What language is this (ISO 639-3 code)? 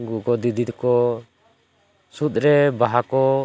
sat